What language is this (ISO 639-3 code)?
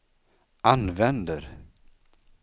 swe